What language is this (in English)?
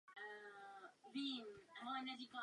Czech